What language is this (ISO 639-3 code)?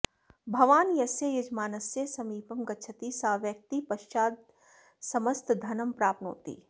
san